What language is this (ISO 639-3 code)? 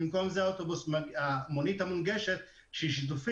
heb